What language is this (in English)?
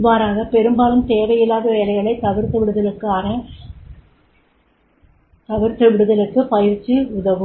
Tamil